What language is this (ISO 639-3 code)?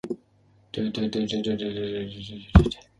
eng